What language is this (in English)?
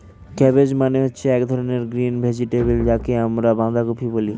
Bangla